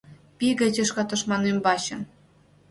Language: Mari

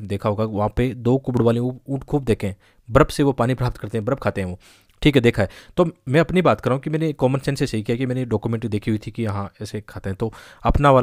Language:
Hindi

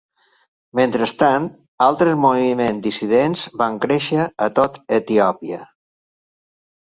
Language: Catalan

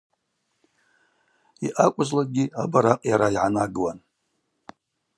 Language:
Abaza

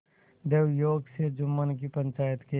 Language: Hindi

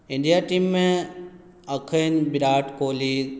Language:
Maithili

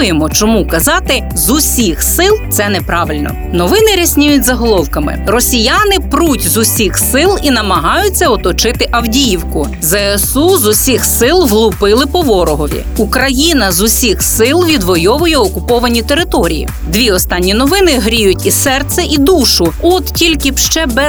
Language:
Ukrainian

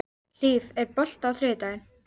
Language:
Icelandic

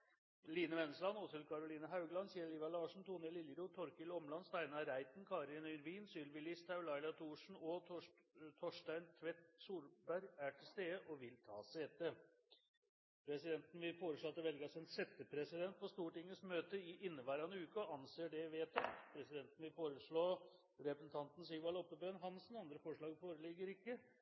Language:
Norwegian Nynorsk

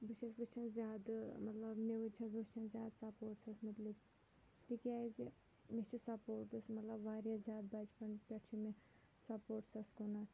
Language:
Kashmiri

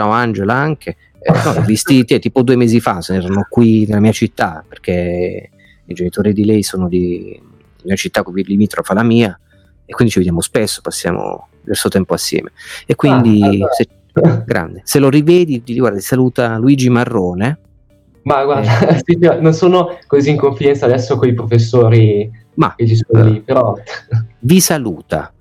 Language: Italian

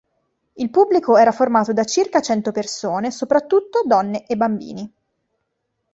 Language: Italian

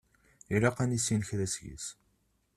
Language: Kabyle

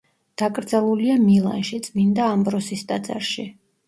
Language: Georgian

